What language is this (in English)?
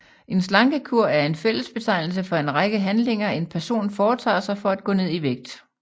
Danish